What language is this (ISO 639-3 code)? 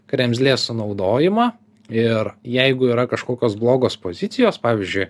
lit